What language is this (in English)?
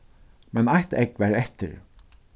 Faroese